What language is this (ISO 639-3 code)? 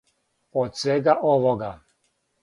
srp